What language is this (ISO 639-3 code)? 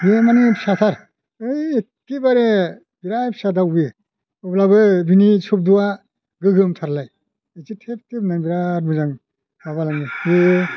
brx